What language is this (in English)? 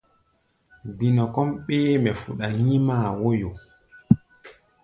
Gbaya